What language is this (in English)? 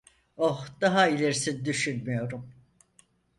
Turkish